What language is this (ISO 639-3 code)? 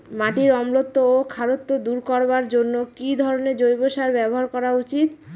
ben